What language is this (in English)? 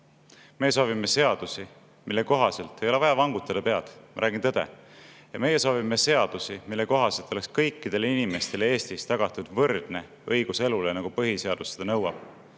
Estonian